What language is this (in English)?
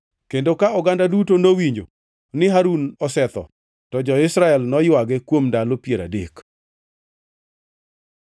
Luo (Kenya and Tanzania)